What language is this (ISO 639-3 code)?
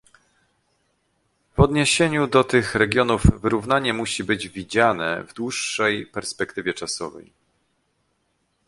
pol